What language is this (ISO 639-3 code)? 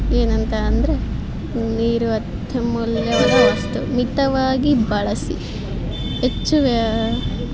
kan